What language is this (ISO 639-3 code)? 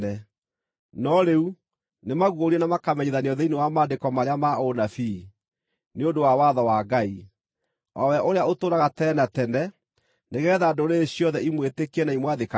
kik